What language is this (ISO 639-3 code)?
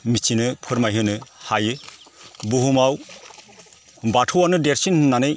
brx